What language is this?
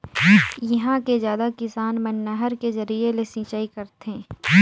Chhattisgarhi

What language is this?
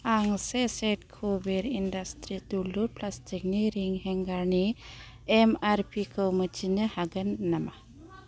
Bodo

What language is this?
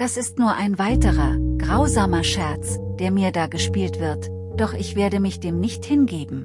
German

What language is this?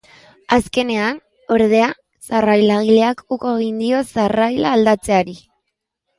Basque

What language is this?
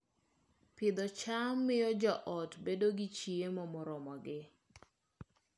Luo (Kenya and Tanzania)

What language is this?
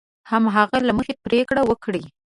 Pashto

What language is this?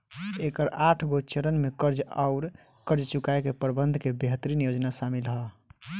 Bhojpuri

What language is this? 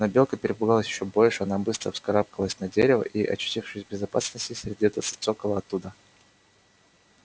Russian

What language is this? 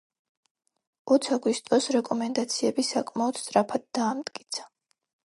Georgian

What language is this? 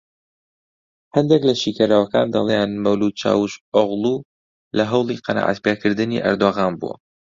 Central Kurdish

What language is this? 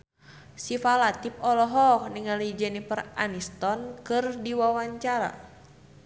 Sundanese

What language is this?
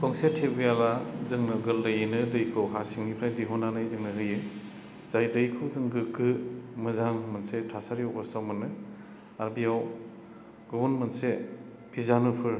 Bodo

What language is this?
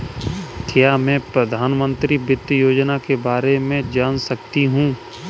Hindi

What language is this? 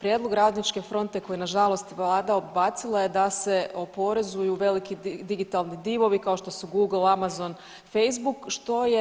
Croatian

